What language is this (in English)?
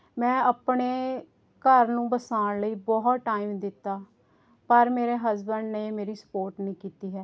Punjabi